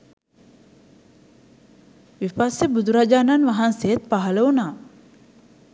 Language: Sinhala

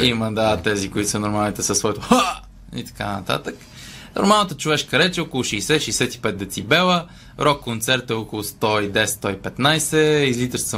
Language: Bulgarian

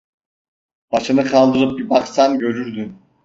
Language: Turkish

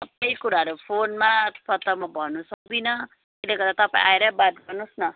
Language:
Nepali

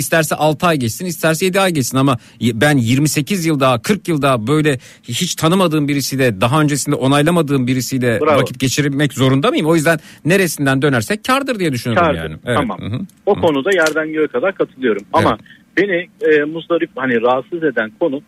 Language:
Turkish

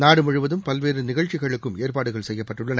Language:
Tamil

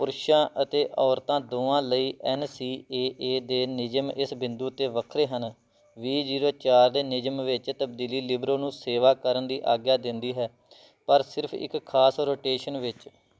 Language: Punjabi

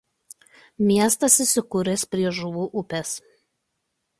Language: Lithuanian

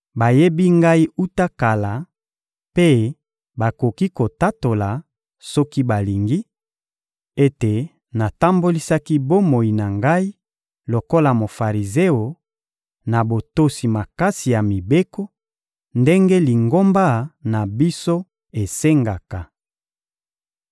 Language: Lingala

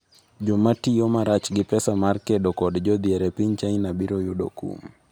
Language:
Luo (Kenya and Tanzania)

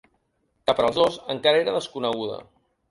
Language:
Catalan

